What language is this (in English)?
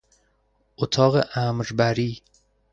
Persian